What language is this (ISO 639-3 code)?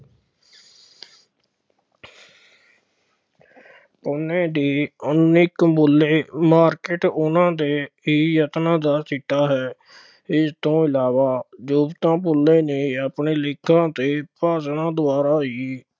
pan